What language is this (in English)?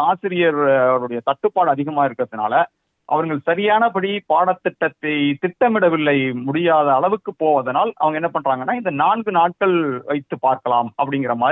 Tamil